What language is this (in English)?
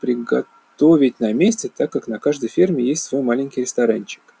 Russian